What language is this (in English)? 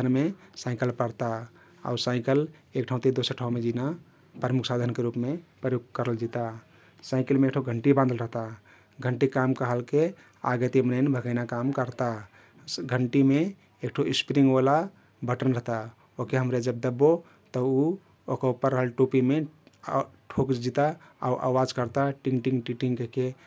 Kathoriya Tharu